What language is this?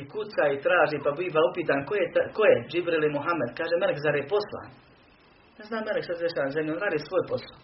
Croatian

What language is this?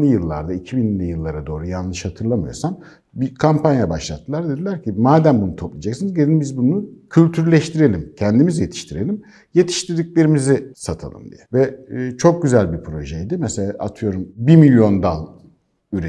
Turkish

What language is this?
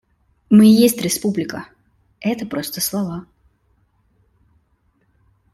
Russian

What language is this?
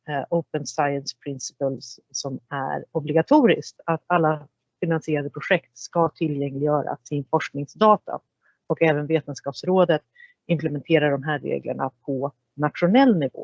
Swedish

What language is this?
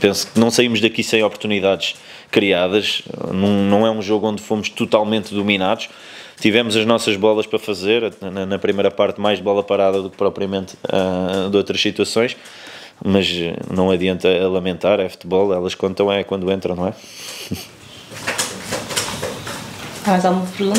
Portuguese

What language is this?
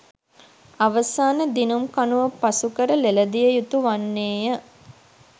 Sinhala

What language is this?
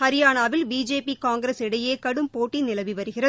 Tamil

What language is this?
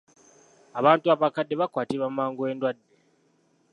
Ganda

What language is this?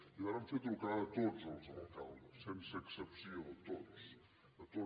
Catalan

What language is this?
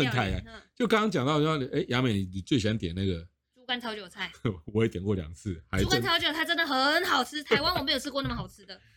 Chinese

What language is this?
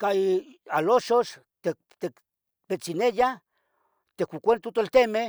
Tetelcingo Nahuatl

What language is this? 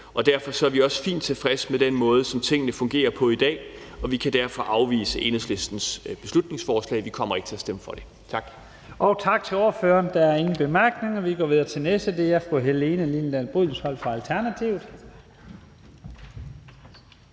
Danish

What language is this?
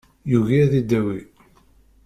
Kabyle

